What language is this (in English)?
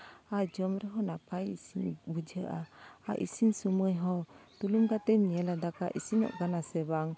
Santali